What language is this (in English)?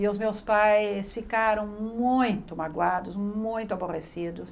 Portuguese